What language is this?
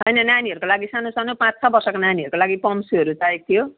Nepali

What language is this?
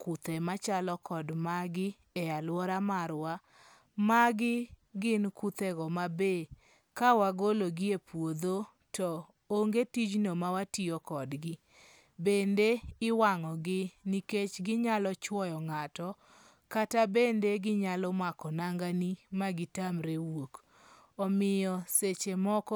Luo (Kenya and Tanzania)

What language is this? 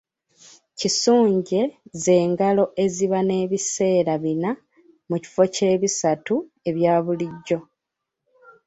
Ganda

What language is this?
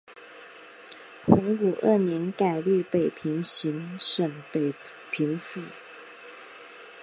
Chinese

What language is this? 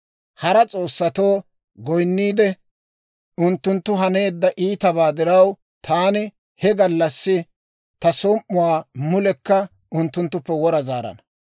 Dawro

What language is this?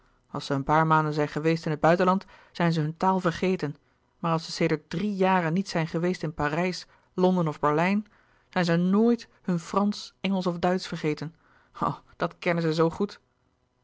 Dutch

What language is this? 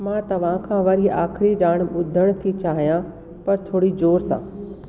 Sindhi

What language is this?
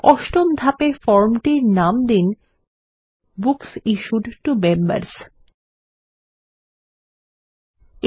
Bangla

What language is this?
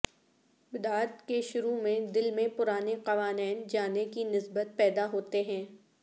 Urdu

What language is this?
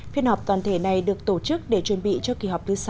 Vietnamese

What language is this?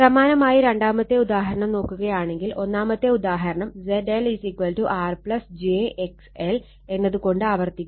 Malayalam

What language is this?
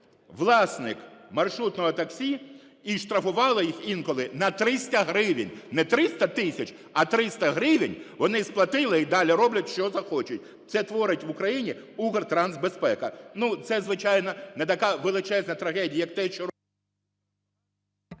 Ukrainian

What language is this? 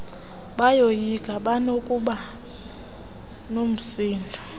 Xhosa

